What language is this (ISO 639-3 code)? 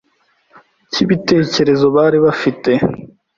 kin